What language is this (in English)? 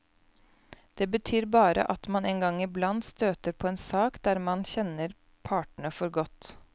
Norwegian